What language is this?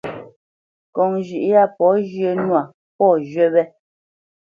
Bamenyam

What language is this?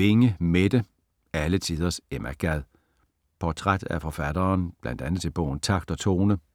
Danish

